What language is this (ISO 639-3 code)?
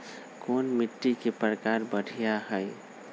mag